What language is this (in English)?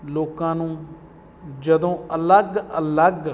Punjabi